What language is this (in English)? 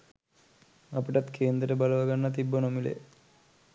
Sinhala